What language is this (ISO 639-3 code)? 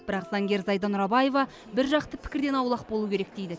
kaz